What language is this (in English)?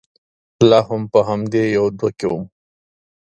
Pashto